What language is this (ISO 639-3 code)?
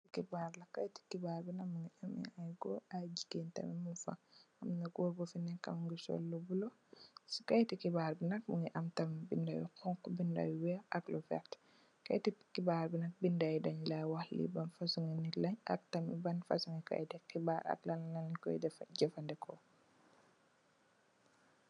wol